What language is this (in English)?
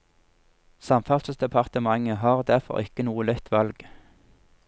Norwegian